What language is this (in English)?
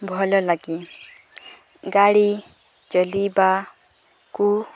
Odia